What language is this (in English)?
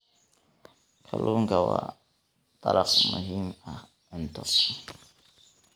Somali